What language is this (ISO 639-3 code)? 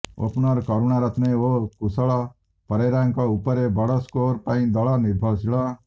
ori